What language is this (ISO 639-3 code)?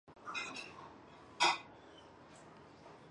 zho